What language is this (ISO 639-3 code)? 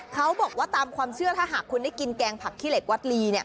tha